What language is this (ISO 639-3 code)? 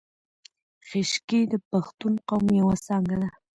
pus